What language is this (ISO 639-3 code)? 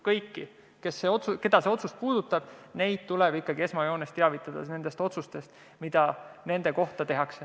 est